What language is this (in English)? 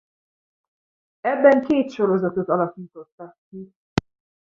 Hungarian